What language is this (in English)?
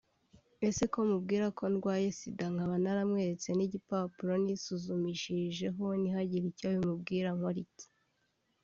Kinyarwanda